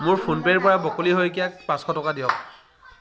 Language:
Assamese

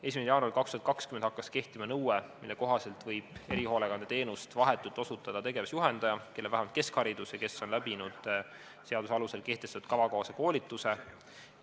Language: Estonian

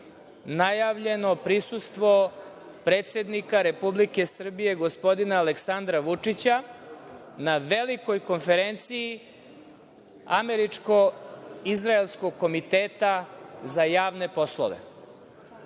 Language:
Serbian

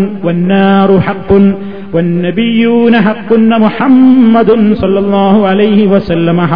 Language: Malayalam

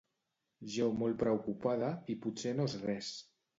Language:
Catalan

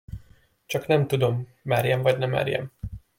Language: Hungarian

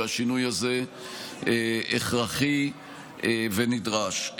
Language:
Hebrew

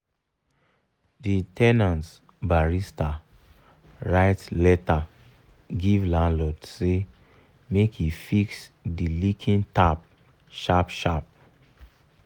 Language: Nigerian Pidgin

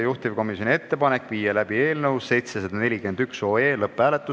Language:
Estonian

